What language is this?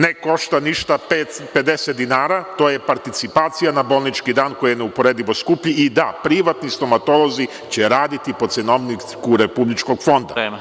Serbian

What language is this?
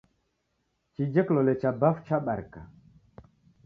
Taita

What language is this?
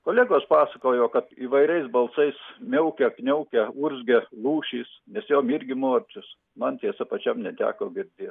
Lithuanian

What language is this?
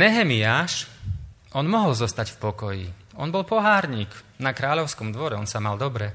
Slovak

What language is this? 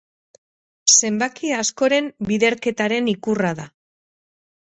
Basque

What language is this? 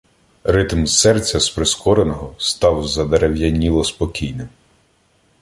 Ukrainian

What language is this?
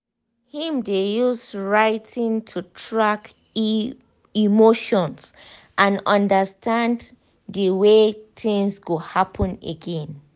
Nigerian Pidgin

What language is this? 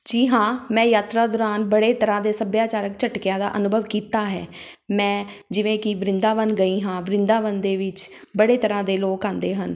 Punjabi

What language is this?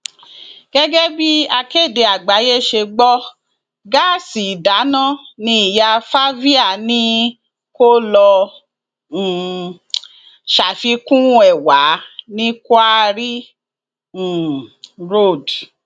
Yoruba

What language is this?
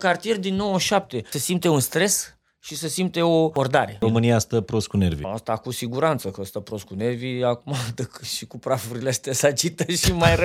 Romanian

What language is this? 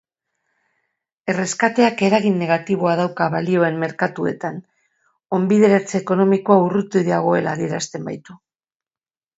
Basque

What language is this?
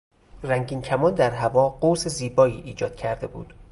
Persian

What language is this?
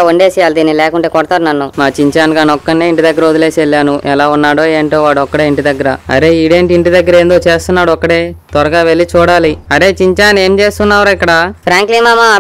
Romanian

